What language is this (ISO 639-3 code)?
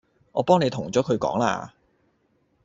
yue